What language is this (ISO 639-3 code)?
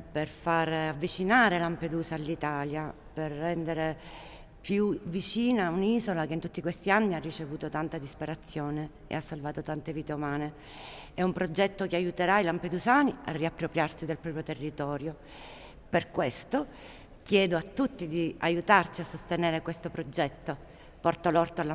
ita